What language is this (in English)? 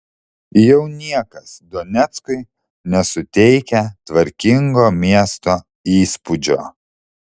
Lithuanian